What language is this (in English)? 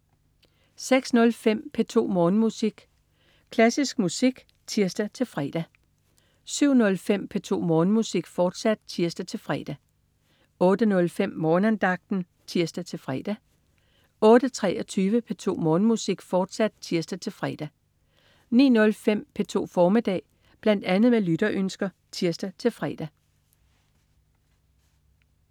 Danish